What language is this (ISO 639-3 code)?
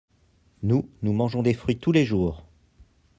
fra